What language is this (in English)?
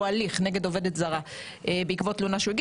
Hebrew